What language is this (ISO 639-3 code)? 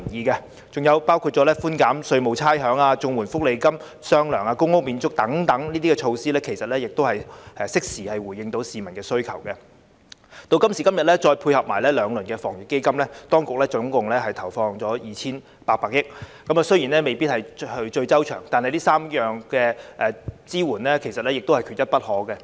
yue